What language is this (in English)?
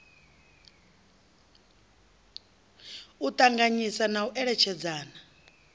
Venda